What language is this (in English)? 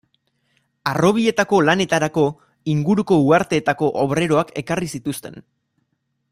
Basque